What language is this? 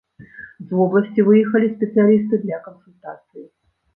Belarusian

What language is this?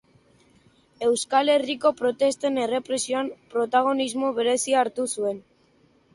Basque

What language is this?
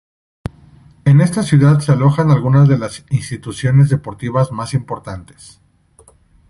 Spanish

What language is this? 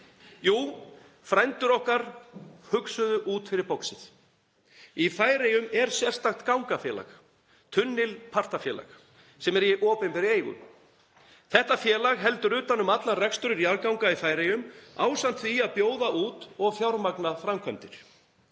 Icelandic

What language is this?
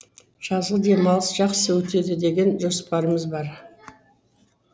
Kazakh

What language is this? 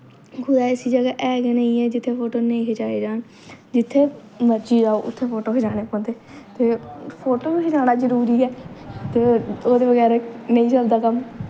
Dogri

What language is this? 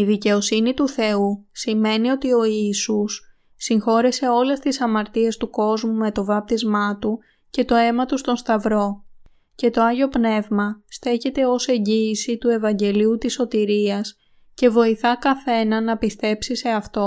Greek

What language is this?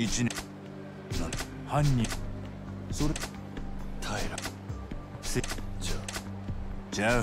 Japanese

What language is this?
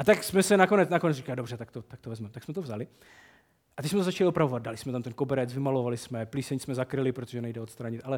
Czech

